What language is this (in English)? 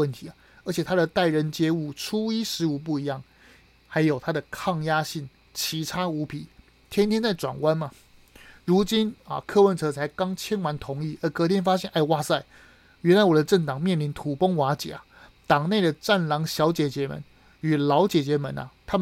Chinese